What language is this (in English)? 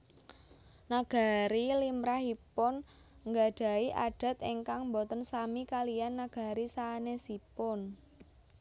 Javanese